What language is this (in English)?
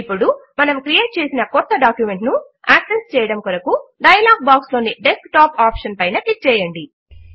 Telugu